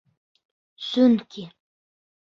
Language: Bashkir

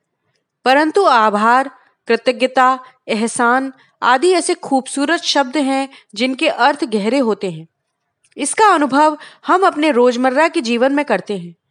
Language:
Hindi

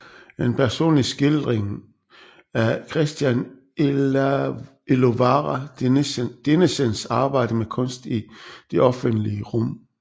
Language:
Danish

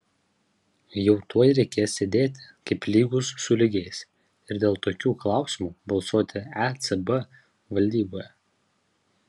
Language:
Lithuanian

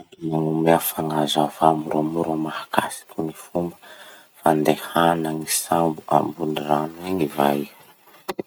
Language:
Masikoro Malagasy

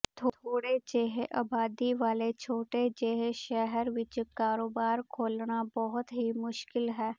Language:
Punjabi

